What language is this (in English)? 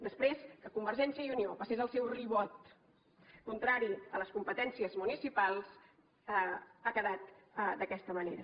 Catalan